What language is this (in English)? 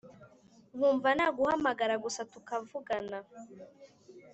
Kinyarwanda